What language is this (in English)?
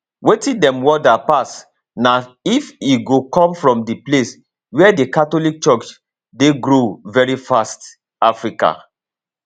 Nigerian Pidgin